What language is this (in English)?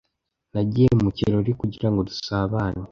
Kinyarwanda